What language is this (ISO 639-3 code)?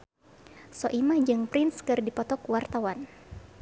sun